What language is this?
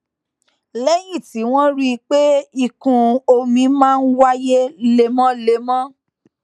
Yoruba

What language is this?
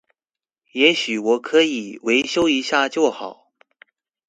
Chinese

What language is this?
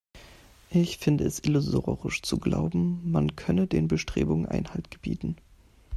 German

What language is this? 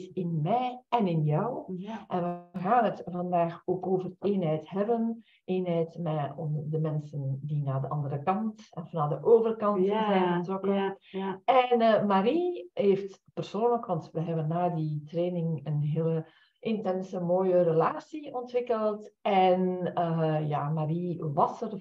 Dutch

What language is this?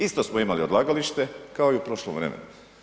Croatian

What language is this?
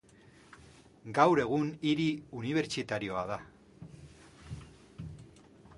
Basque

